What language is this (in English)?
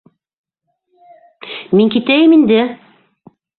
Bashkir